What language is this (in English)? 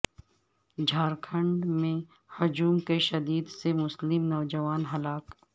Urdu